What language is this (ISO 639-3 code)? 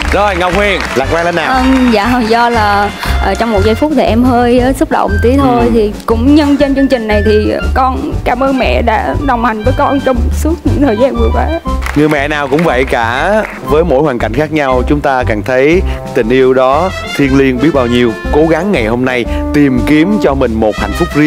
vie